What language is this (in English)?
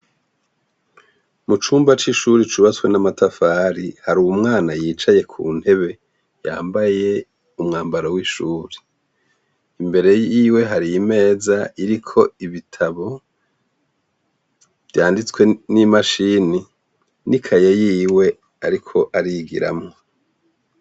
Rundi